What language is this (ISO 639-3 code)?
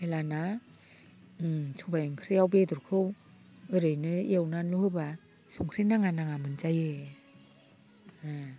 brx